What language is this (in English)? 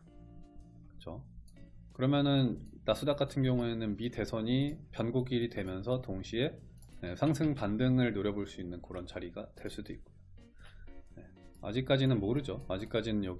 Korean